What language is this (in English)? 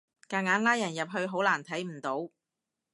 Cantonese